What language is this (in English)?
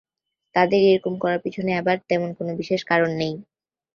Bangla